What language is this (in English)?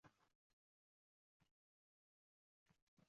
Uzbek